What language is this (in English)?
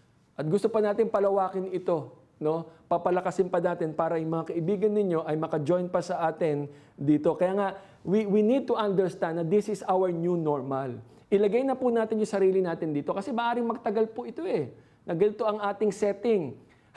Filipino